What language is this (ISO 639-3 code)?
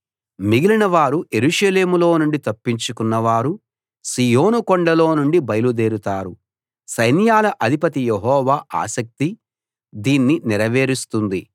tel